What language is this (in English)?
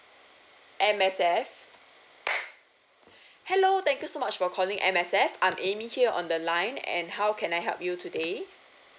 English